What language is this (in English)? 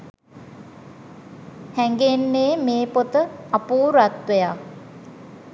Sinhala